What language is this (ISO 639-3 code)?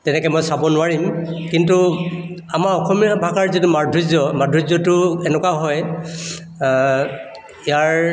asm